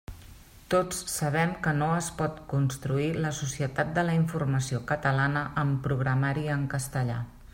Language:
Catalan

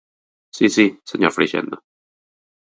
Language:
Galician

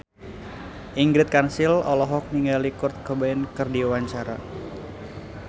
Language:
Sundanese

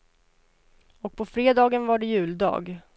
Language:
Swedish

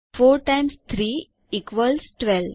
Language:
Gujarati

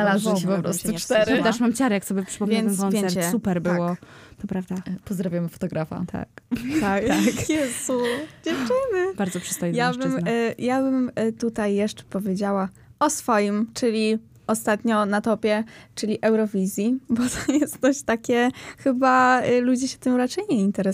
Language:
Polish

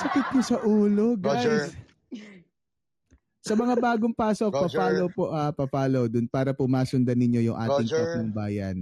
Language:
Filipino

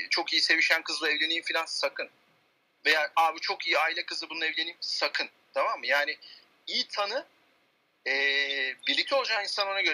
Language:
Turkish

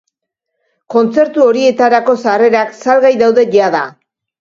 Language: Basque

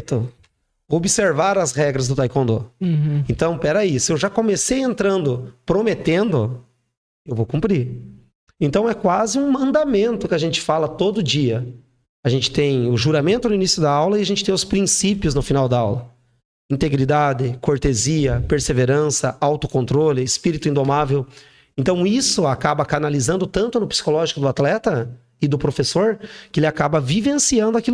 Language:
Portuguese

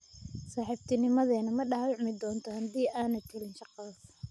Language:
Somali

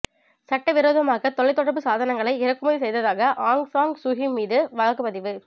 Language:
Tamil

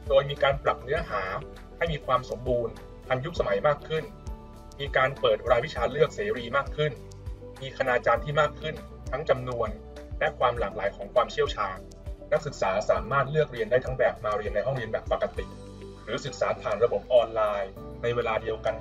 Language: Thai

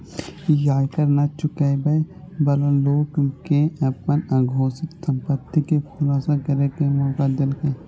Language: Maithili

